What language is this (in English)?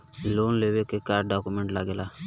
Bhojpuri